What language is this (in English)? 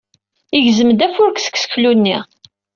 Kabyle